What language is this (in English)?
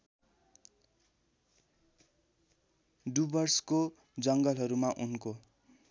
Nepali